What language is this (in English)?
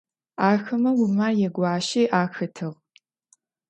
Adyghe